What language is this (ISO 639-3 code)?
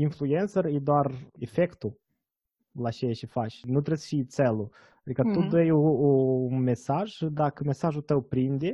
ron